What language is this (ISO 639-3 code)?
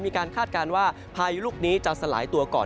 tha